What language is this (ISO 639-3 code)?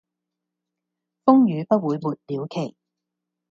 yue